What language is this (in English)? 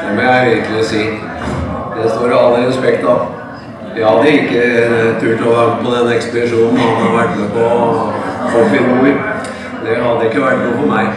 Norwegian